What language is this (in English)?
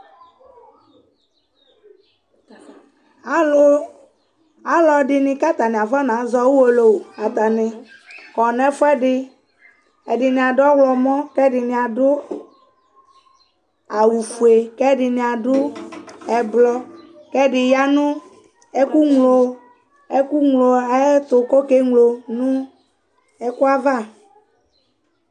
Ikposo